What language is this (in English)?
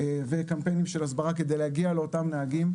Hebrew